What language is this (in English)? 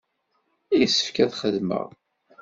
Kabyle